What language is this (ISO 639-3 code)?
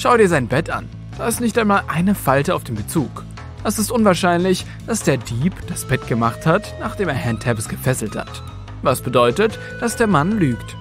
deu